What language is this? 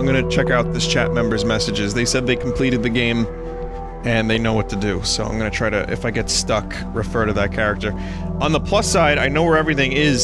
English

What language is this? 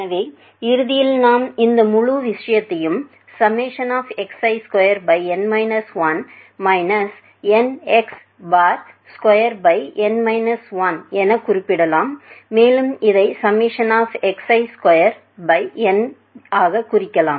Tamil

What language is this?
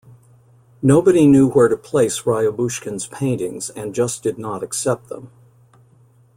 English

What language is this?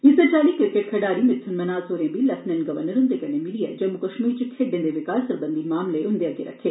Dogri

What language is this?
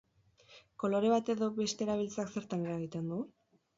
Basque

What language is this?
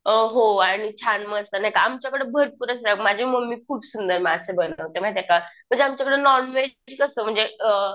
Marathi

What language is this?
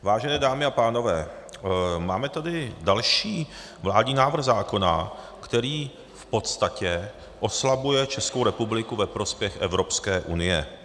Czech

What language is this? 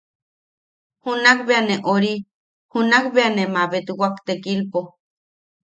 Yaqui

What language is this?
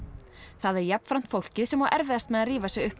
Icelandic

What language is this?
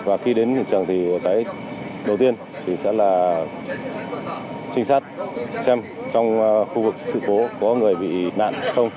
Vietnamese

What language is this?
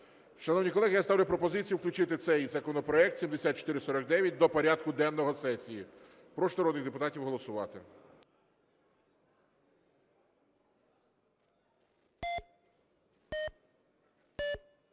Ukrainian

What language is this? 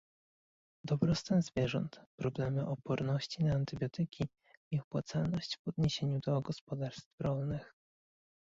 Polish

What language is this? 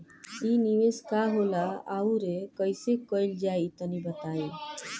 Bhojpuri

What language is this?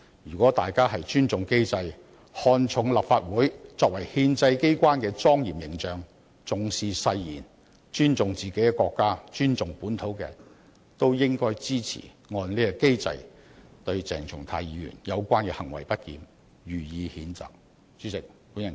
Cantonese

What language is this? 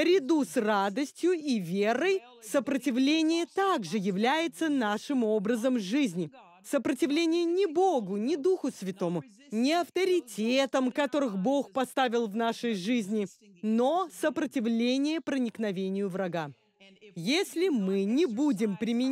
Russian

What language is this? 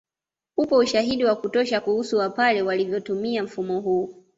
Swahili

